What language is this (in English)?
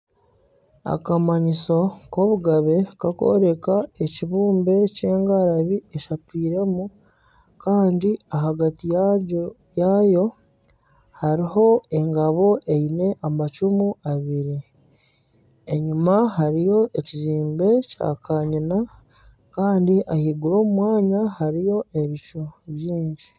Nyankole